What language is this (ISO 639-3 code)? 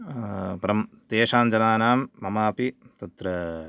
san